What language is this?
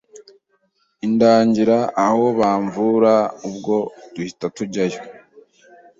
Kinyarwanda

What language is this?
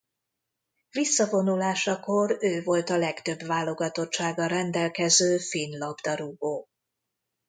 Hungarian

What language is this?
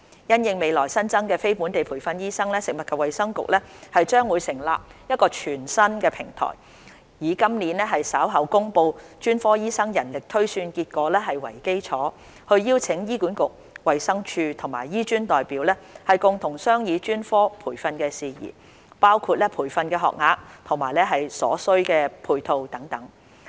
Cantonese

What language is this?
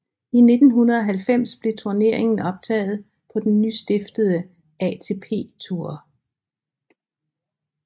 Danish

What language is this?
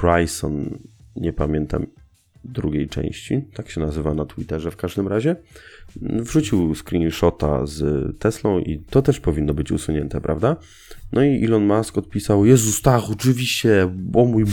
Polish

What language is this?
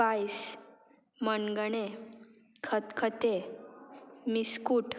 Konkani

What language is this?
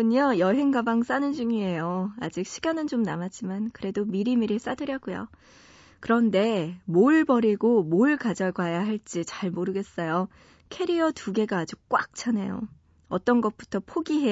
Korean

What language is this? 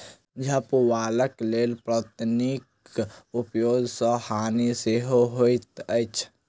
Maithili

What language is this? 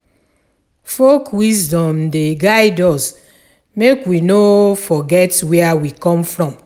Nigerian Pidgin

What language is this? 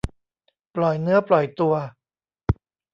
Thai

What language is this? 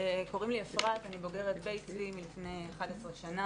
Hebrew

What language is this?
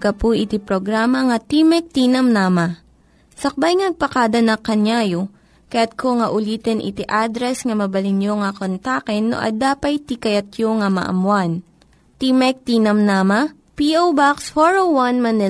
Filipino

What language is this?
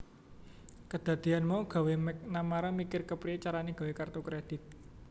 Javanese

